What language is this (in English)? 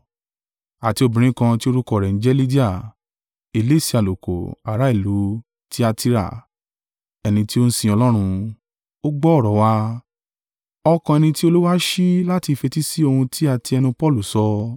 Yoruba